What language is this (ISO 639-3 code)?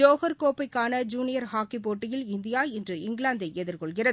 tam